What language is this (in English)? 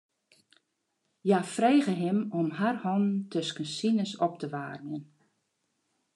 Western Frisian